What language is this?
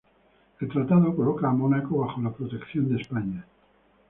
Spanish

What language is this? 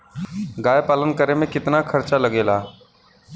Bhojpuri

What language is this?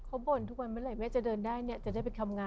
Thai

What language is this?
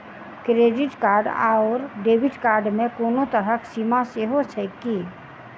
Maithili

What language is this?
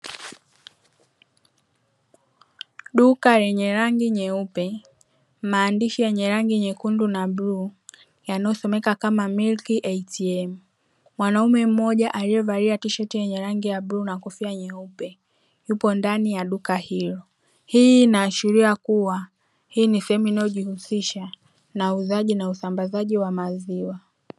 Swahili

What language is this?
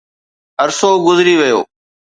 Sindhi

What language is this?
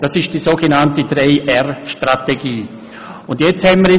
Swiss German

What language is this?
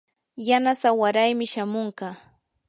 Yanahuanca Pasco Quechua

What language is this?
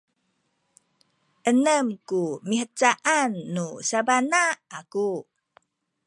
Sakizaya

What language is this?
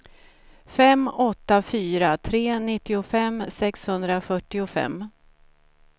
Swedish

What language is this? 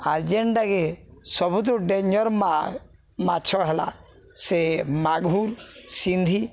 Odia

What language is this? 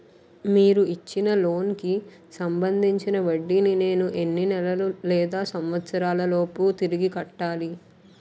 Telugu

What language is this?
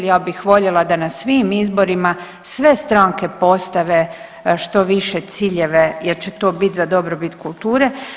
Croatian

